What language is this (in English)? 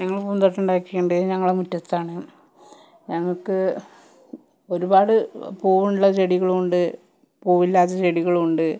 Malayalam